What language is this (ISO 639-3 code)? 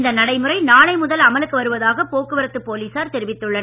tam